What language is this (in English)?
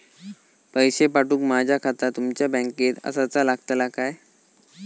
Marathi